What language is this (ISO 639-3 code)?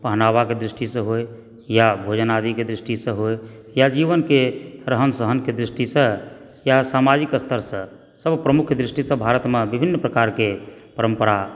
mai